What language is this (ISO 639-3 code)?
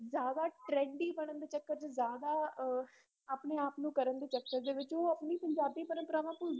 pan